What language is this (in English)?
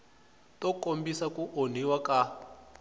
Tsonga